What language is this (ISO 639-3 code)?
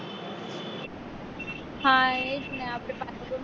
guj